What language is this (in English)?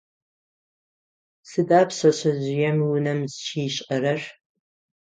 Adyghe